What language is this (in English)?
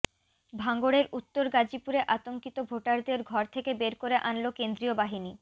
Bangla